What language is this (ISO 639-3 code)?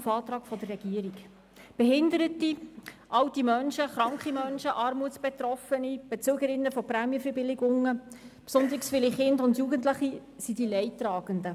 gsw